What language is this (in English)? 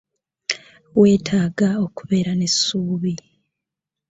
Ganda